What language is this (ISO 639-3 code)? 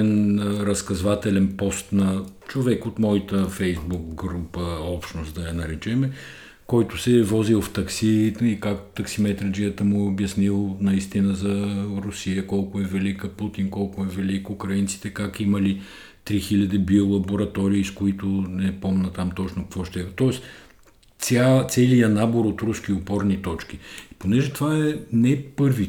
bul